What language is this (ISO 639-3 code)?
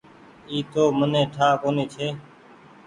gig